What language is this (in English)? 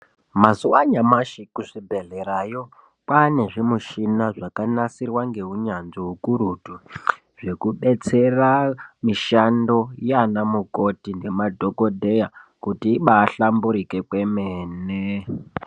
Ndau